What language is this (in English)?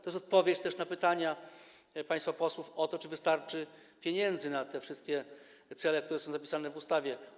Polish